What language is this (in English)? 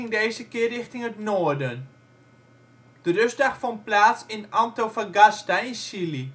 Dutch